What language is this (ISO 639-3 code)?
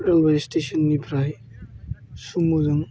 brx